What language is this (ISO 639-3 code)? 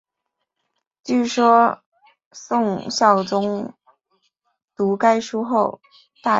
zho